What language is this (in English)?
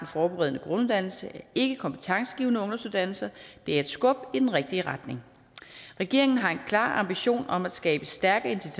Danish